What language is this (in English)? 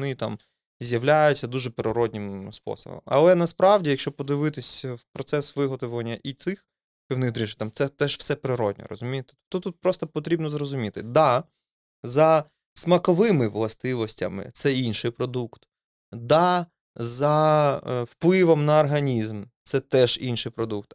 Ukrainian